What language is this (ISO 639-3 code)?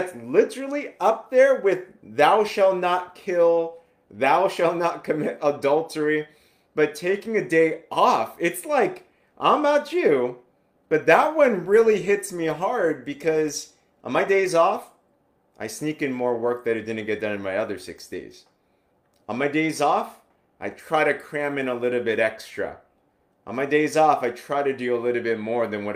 eng